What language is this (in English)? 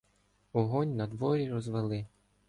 Ukrainian